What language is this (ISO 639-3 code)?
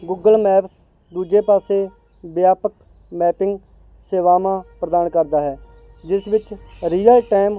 pan